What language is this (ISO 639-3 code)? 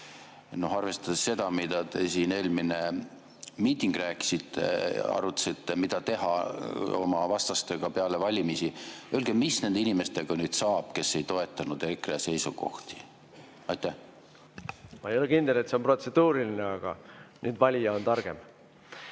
est